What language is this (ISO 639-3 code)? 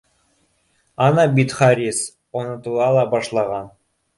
bak